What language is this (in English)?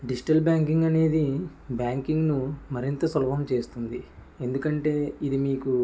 Telugu